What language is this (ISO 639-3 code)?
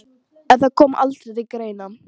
isl